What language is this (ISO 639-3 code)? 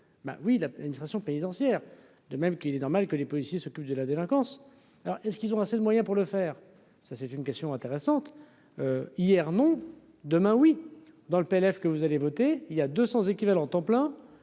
fra